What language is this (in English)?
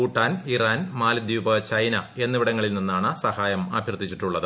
Malayalam